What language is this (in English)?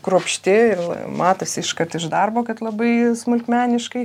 Lithuanian